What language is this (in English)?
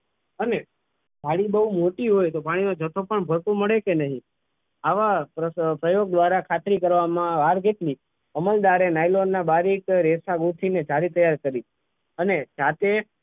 Gujarati